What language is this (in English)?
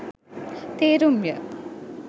Sinhala